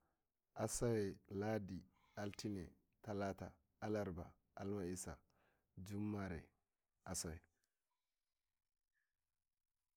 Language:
Nigerian Fulfulde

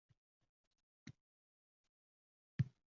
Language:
Uzbek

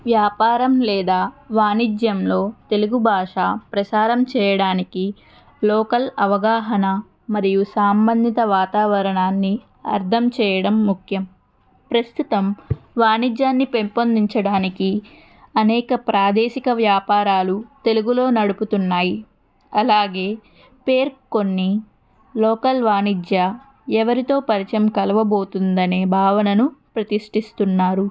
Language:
Telugu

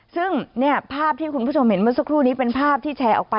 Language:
Thai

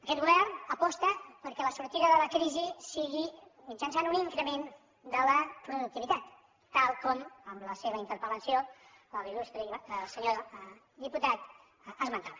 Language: Catalan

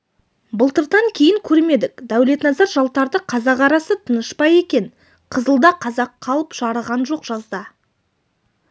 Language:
Kazakh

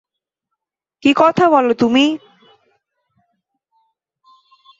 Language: Bangla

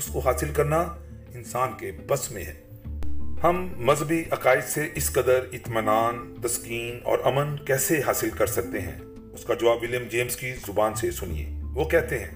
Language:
Urdu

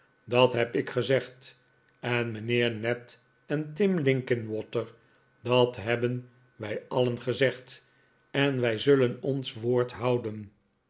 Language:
Dutch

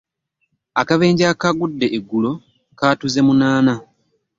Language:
Ganda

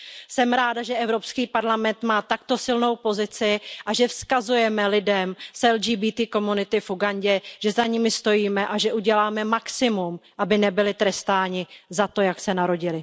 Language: Czech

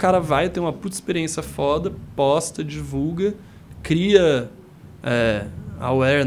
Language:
Portuguese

